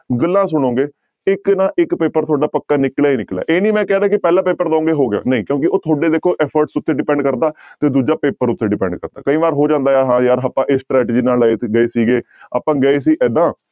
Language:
Punjabi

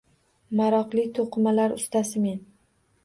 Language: Uzbek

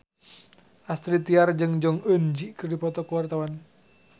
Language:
Sundanese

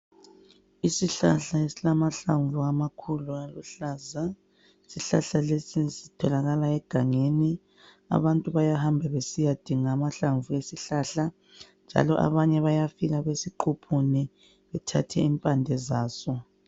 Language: North Ndebele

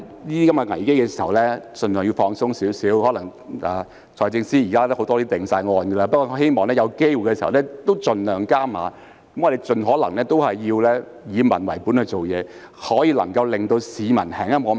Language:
Cantonese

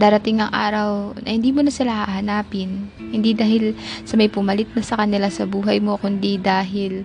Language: Filipino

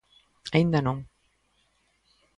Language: Galician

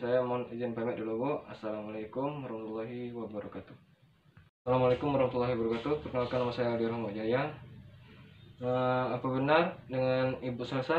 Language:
Indonesian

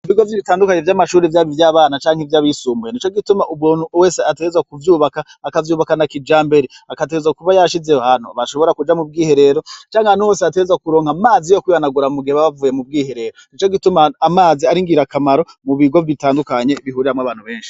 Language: Rundi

